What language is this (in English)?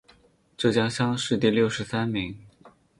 Chinese